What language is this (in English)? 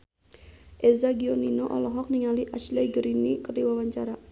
Sundanese